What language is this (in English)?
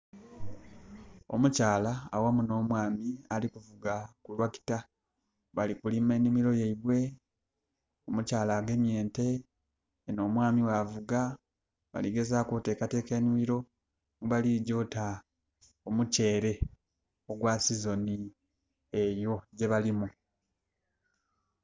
Soga